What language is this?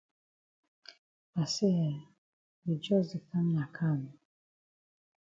Cameroon Pidgin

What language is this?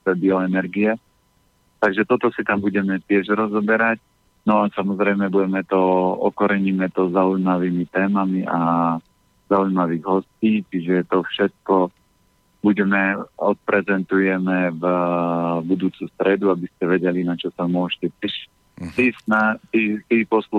Slovak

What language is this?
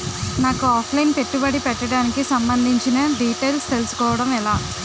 Telugu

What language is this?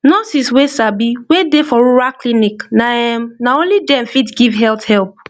Nigerian Pidgin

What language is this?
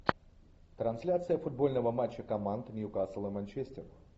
Russian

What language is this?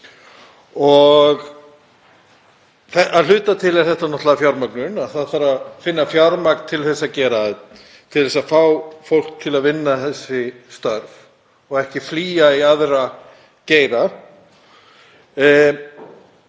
Icelandic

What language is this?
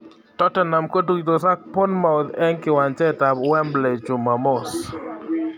Kalenjin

